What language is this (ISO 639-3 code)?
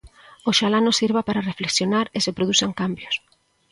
glg